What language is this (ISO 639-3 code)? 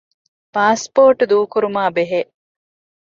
div